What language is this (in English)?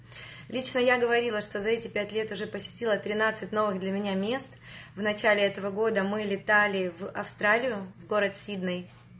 Russian